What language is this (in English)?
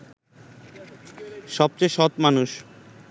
Bangla